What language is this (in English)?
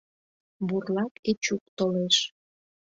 Mari